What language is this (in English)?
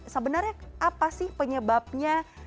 Indonesian